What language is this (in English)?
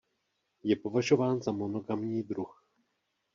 Czech